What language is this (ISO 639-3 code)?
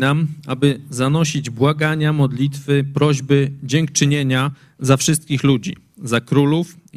pol